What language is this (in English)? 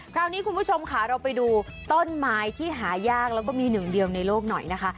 Thai